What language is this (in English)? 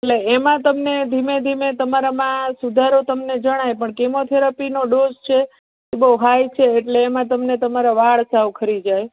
Gujarati